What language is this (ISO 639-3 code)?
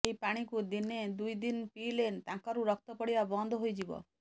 ori